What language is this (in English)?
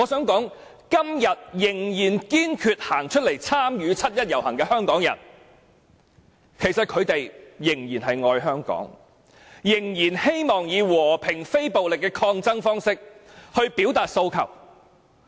Cantonese